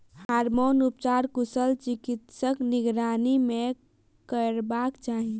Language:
Maithili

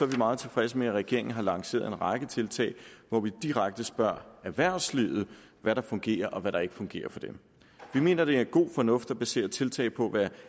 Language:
Danish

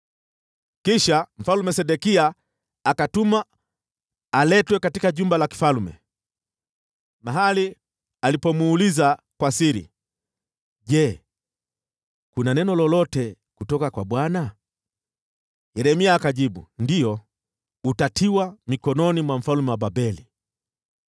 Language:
Swahili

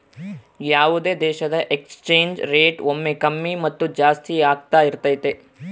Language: Kannada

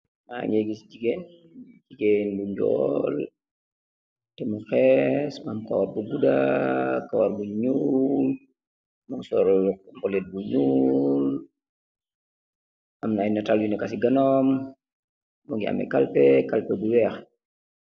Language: Wolof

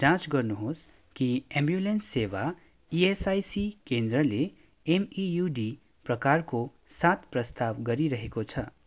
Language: Nepali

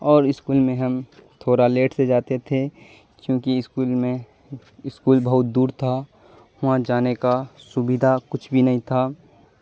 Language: Urdu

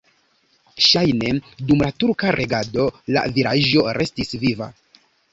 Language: Esperanto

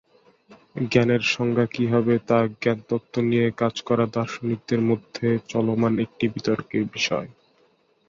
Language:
Bangla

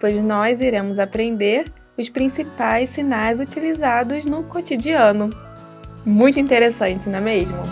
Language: Portuguese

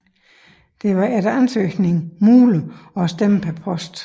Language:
Danish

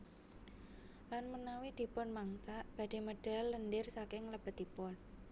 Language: Javanese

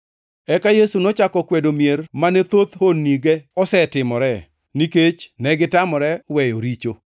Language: Luo (Kenya and Tanzania)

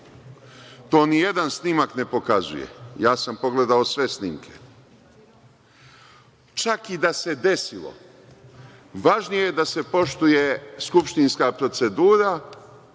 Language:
Serbian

